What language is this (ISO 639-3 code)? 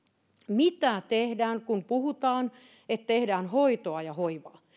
fin